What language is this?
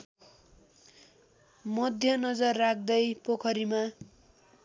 Nepali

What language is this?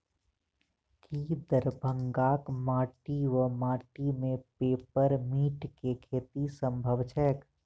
Maithili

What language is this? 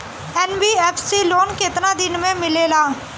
Bhojpuri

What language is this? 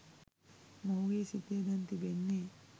Sinhala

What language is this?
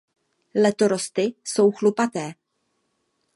Czech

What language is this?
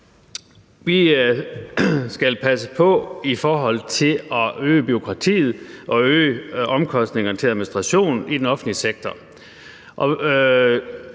Danish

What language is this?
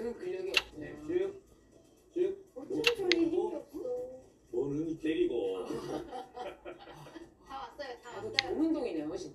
Korean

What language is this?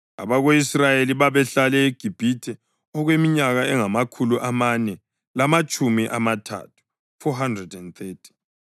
North Ndebele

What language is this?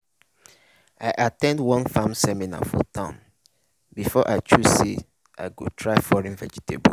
Nigerian Pidgin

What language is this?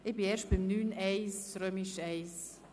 Swiss German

